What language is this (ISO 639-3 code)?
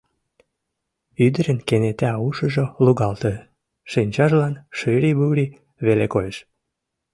chm